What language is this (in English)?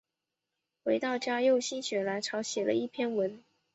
Chinese